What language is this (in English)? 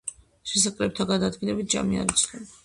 Georgian